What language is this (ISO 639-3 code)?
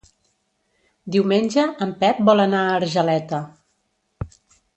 cat